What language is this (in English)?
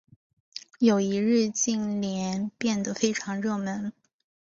Chinese